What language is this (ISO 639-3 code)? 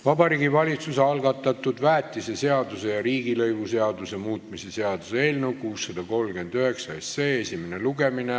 est